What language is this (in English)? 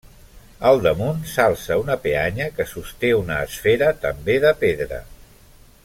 Catalan